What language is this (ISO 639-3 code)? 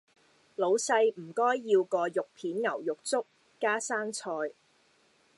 yue